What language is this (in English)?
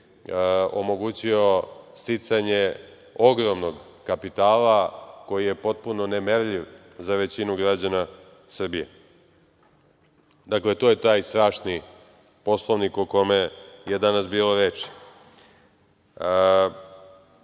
Serbian